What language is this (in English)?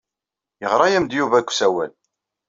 Kabyle